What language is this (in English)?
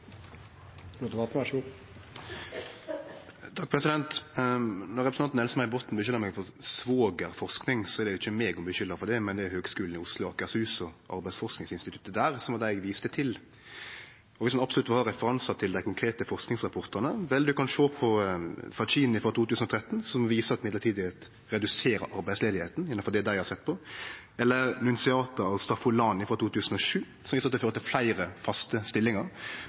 Norwegian